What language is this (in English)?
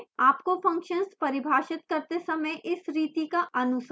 Hindi